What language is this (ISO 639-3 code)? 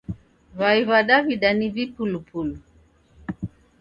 dav